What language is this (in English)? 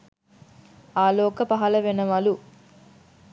Sinhala